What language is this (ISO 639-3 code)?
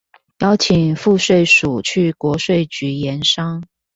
zho